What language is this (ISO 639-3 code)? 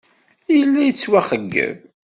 kab